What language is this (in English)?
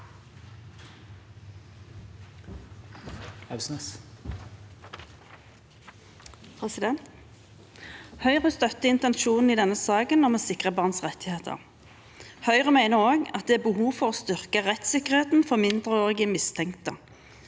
Norwegian